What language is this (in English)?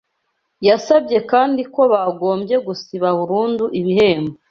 Kinyarwanda